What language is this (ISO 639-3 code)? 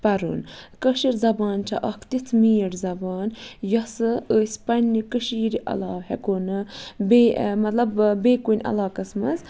kas